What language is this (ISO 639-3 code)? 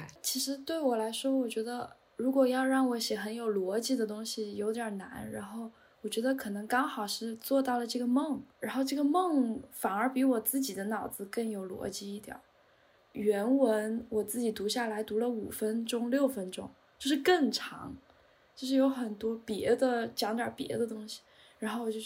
zho